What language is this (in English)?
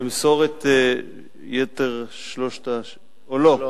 Hebrew